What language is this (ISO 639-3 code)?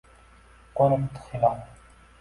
uzb